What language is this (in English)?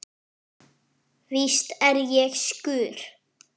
Icelandic